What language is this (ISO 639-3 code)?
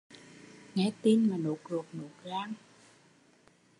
vie